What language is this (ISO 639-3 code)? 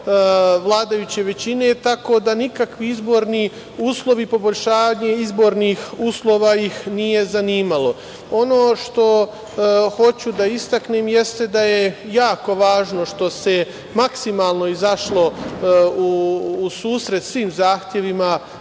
srp